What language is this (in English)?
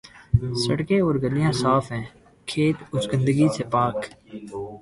Urdu